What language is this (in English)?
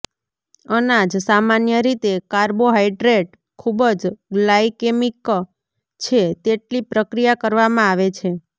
Gujarati